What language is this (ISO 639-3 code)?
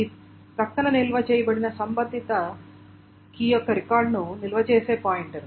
tel